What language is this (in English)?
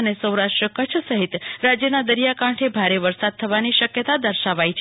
Gujarati